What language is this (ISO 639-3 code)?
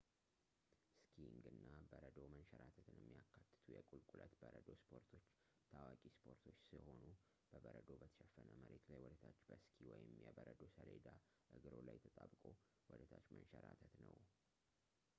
amh